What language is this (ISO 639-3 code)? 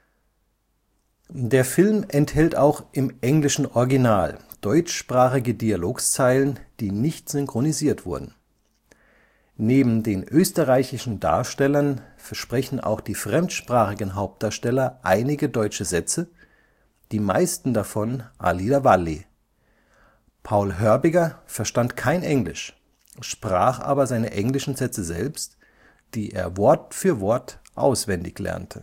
deu